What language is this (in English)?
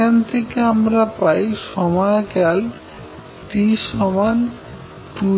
Bangla